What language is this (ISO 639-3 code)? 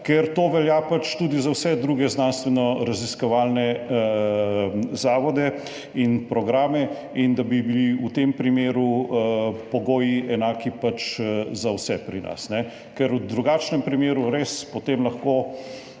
slv